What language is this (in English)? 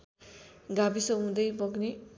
Nepali